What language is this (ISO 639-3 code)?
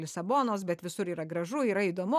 lit